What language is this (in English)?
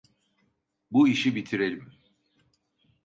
Turkish